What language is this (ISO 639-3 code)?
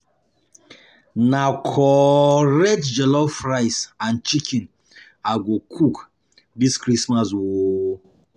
pcm